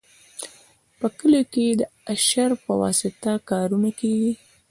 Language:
Pashto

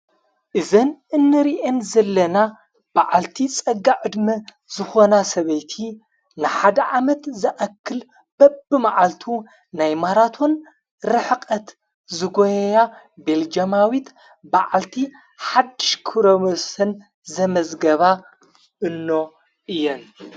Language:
Tigrinya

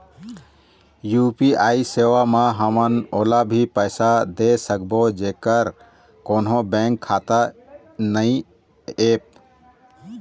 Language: Chhattisgarhi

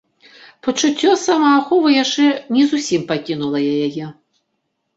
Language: Belarusian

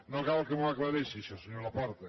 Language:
Catalan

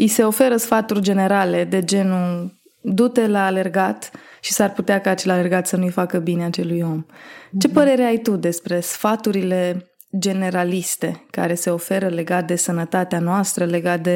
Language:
Romanian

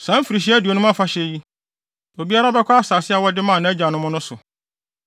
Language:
Akan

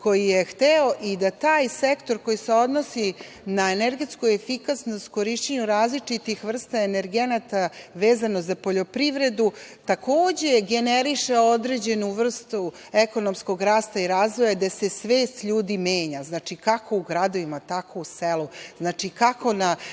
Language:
Serbian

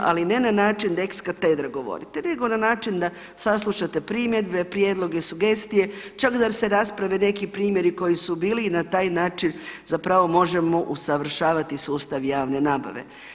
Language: Croatian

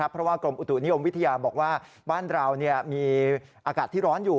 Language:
Thai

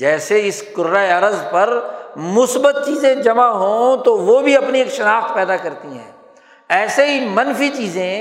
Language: Urdu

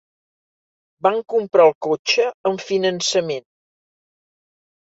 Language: Catalan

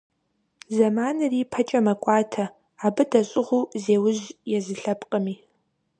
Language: Kabardian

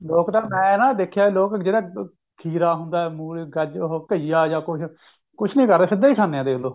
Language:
Punjabi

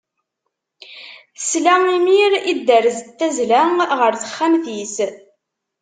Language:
Kabyle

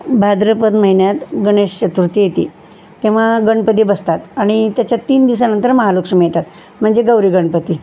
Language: Marathi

